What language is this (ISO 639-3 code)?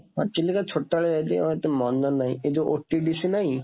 ori